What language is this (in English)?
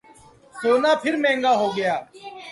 Urdu